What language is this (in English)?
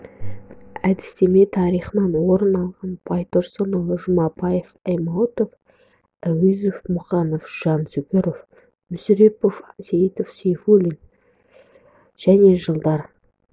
Kazakh